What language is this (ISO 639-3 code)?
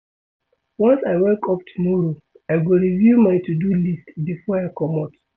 pcm